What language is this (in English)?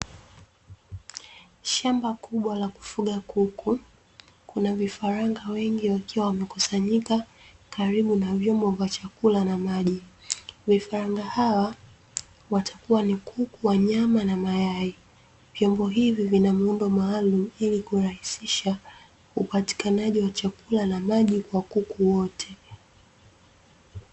Swahili